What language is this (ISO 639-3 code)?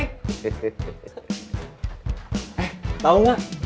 ind